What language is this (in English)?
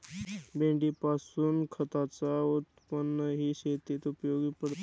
Marathi